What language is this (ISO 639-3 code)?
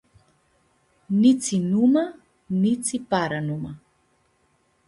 rup